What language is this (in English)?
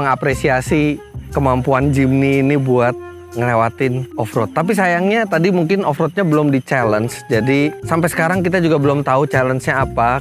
Indonesian